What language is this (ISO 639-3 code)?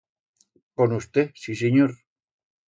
arg